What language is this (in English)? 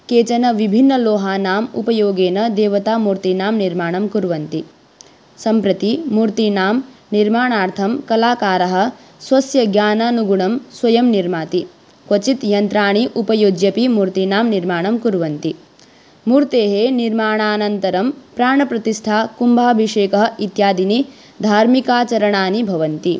Sanskrit